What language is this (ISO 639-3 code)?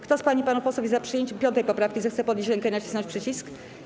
pol